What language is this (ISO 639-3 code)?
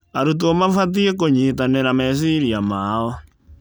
kik